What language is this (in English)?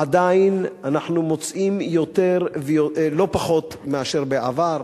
Hebrew